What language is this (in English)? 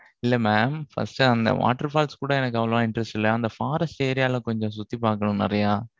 Tamil